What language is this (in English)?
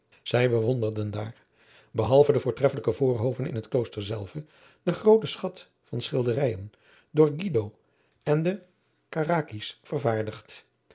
Dutch